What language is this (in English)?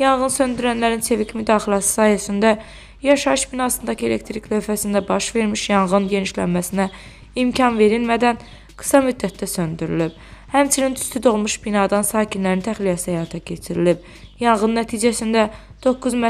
Turkish